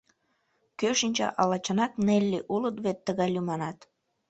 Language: Mari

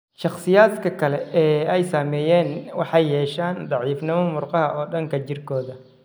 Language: Somali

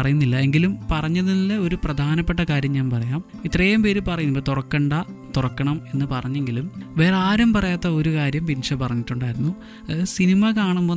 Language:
Malayalam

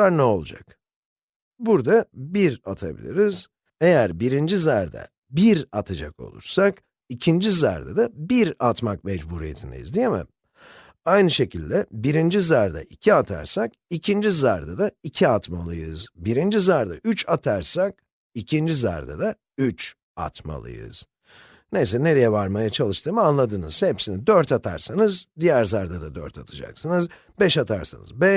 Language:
Turkish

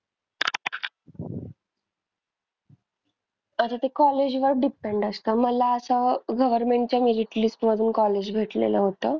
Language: Marathi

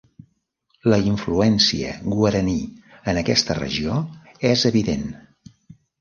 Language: Catalan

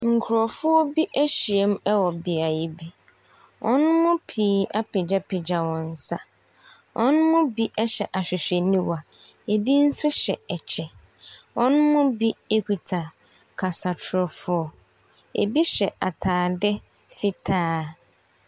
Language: Akan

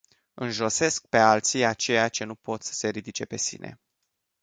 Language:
Romanian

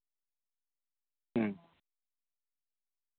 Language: Santali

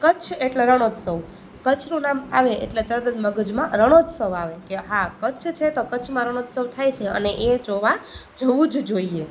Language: Gujarati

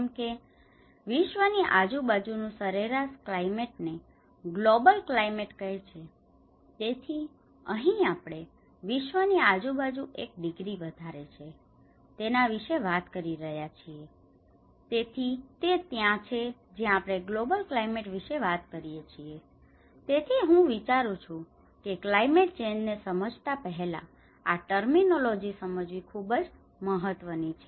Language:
Gujarati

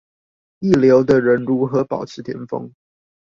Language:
Chinese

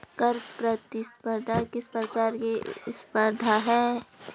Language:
Hindi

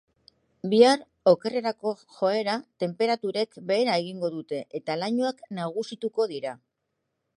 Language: Basque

